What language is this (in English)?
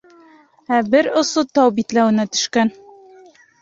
Bashkir